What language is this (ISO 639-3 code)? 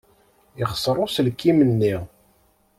kab